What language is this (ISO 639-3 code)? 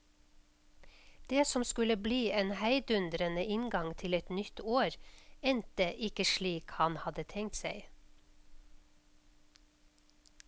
nor